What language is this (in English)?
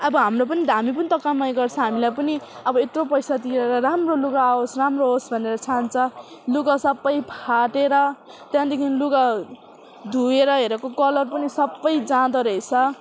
Nepali